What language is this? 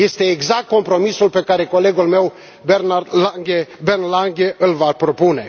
Romanian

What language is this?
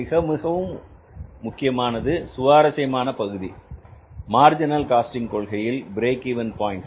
Tamil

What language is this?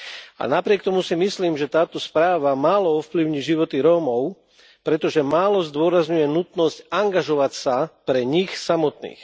Slovak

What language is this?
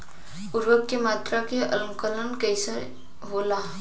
Bhojpuri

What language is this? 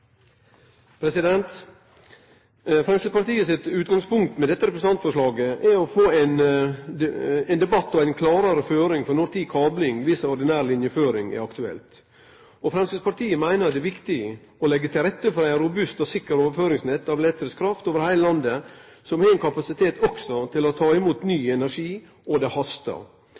Norwegian Nynorsk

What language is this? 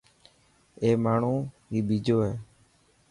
Dhatki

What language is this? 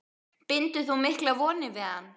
Icelandic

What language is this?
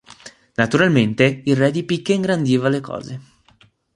Italian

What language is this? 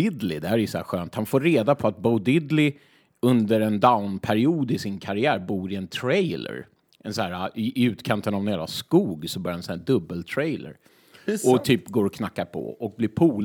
Swedish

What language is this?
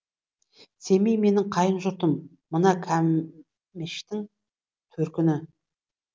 Kazakh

